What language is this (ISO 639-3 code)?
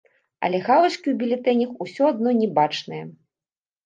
bel